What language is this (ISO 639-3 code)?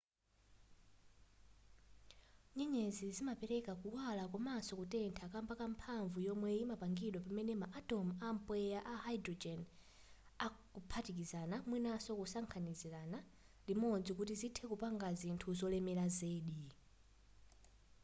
nya